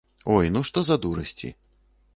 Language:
Belarusian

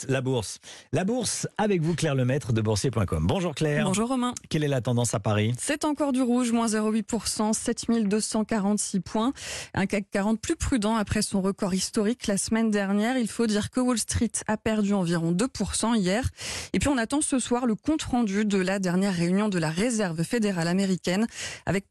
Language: French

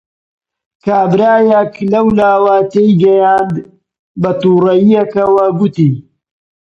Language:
Central Kurdish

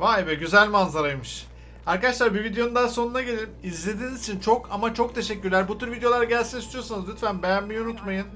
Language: Turkish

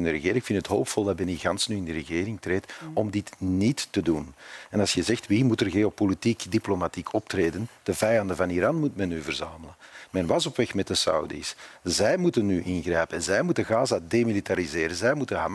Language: Dutch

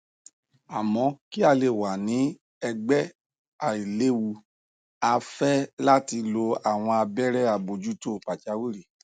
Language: Yoruba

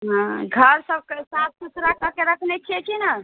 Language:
Maithili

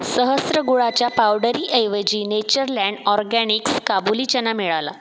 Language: Marathi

